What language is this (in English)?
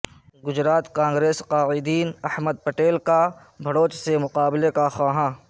Urdu